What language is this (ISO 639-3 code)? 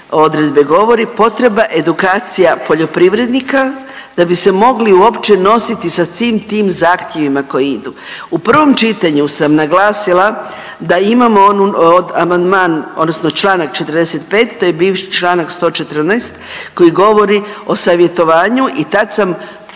hrv